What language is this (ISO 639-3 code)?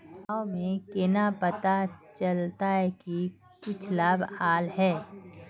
mag